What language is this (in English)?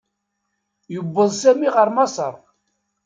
Kabyle